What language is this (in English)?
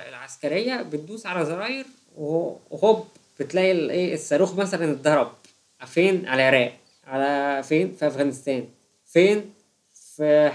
Arabic